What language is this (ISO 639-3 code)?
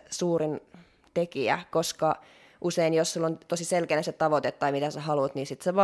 fin